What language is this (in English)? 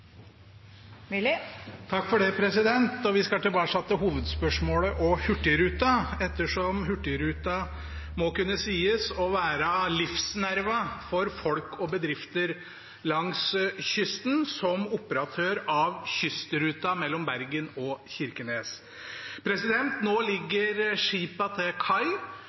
Norwegian Bokmål